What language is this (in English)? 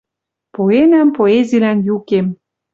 Western Mari